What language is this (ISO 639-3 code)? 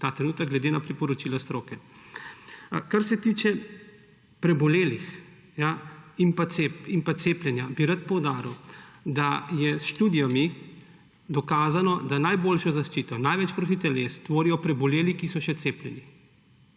slv